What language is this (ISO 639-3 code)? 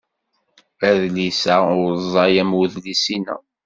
kab